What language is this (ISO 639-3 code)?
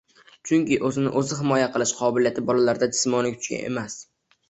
uzb